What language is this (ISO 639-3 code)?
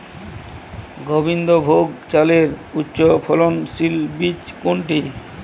ben